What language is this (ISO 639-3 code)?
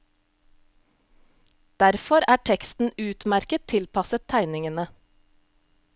nor